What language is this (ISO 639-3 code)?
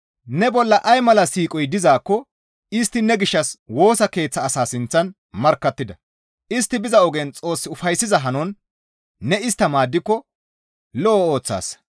gmv